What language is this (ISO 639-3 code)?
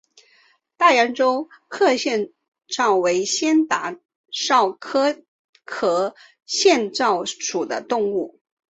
zho